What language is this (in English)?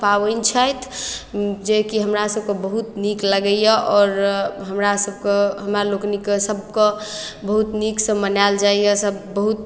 Maithili